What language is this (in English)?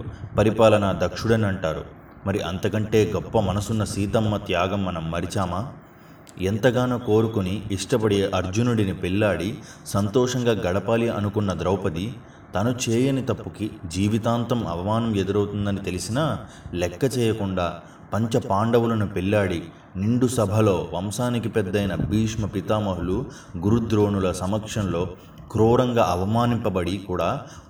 Telugu